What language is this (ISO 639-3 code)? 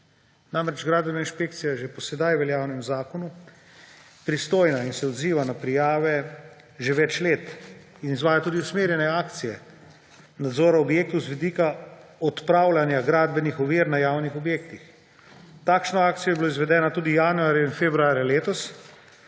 slv